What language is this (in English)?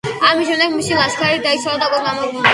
Georgian